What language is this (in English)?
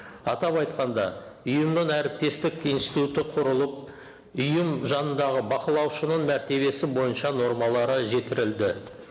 Kazakh